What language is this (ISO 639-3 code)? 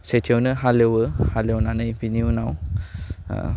brx